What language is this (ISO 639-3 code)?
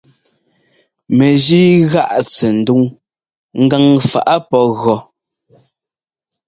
jgo